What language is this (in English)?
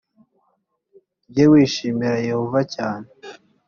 Kinyarwanda